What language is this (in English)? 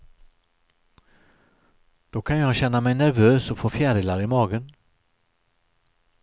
Swedish